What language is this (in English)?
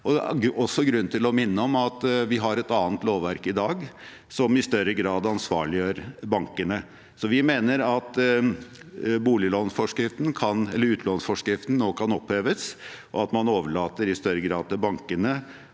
Norwegian